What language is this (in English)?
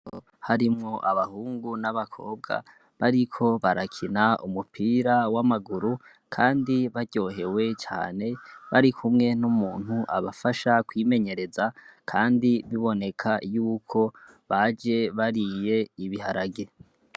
Rundi